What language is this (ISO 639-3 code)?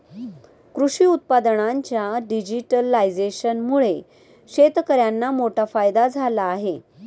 mar